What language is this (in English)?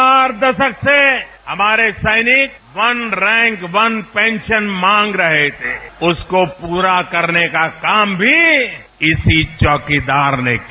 Hindi